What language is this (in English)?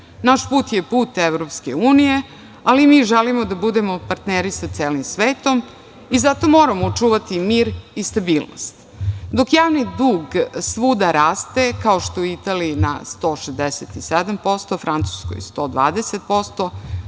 Serbian